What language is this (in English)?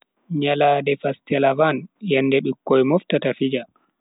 Bagirmi Fulfulde